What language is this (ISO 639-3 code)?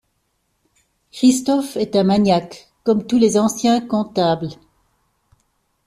fra